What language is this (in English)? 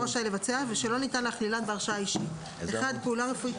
Hebrew